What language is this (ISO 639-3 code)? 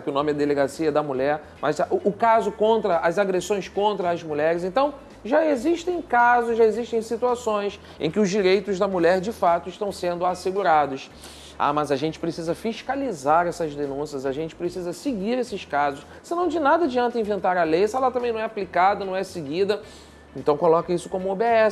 por